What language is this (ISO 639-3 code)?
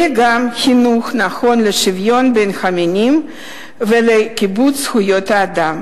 heb